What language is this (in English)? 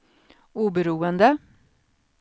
Swedish